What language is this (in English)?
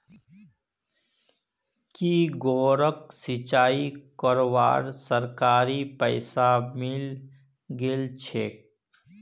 Magahi